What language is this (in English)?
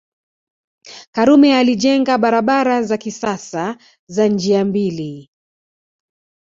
Swahili